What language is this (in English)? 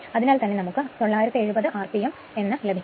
Malayalam